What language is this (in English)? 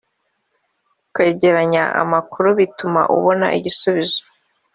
Kinyarwanda